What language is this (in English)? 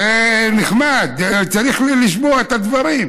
Hebrew